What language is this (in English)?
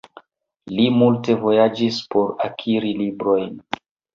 Esperanto